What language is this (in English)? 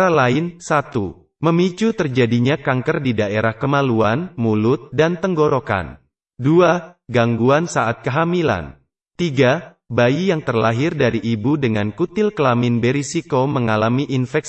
Indonesian